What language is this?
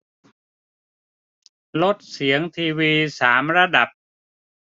Thai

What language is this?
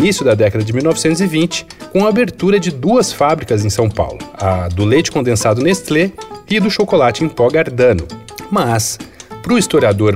Portuguese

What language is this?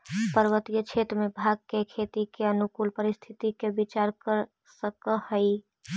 Magahi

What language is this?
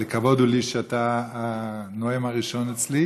Hebrew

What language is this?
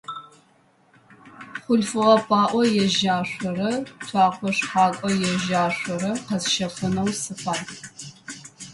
Adyghe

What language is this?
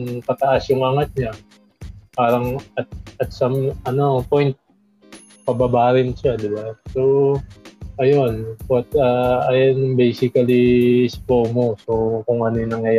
Filipino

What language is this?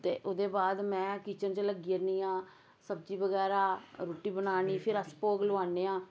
Dogri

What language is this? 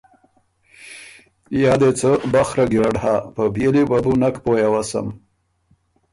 Ormuri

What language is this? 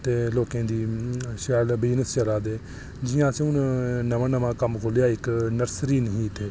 Dogri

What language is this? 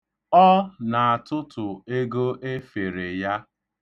Igbo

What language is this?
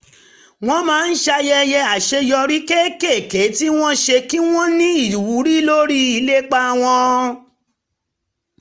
Yoruba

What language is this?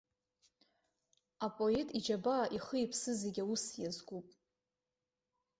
Abkhazian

